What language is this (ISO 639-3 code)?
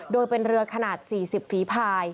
tha